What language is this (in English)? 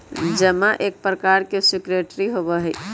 Magahi